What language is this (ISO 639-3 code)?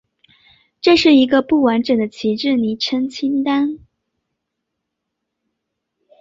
zho